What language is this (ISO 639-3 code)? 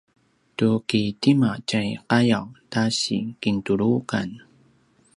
pwn